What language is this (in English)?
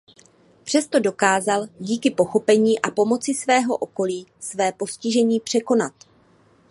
Czech